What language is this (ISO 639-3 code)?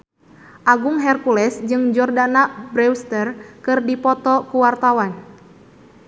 sun